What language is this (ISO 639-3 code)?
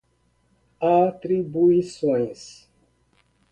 por